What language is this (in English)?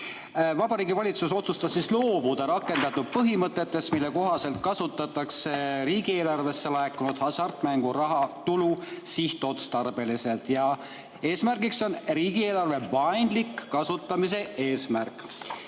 Estonian